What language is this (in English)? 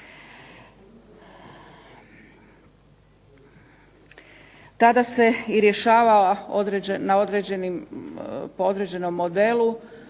Croatian